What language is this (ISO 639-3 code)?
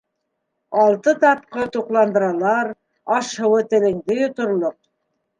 bak